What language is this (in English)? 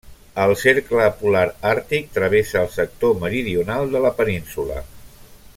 Catalan